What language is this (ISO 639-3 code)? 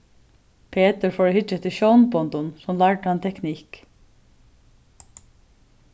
fao